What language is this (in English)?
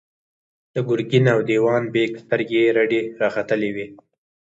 Pashto